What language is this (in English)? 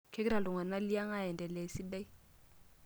Masai